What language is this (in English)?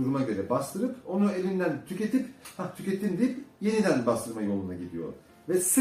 Turkish